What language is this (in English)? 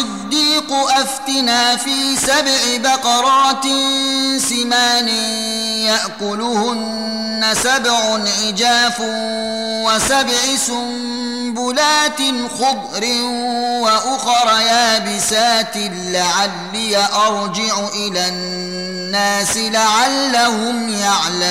Arabic